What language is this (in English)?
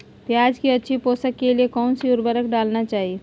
Magahi